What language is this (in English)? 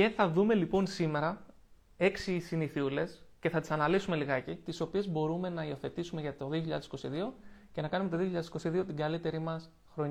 Greek